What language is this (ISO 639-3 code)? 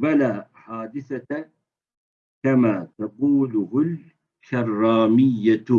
tur